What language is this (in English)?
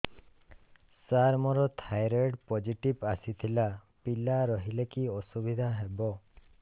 Odia